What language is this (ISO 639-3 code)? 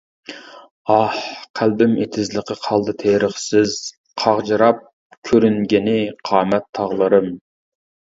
uig